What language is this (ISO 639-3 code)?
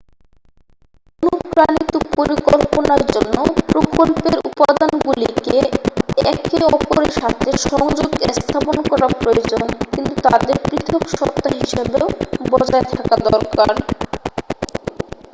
ben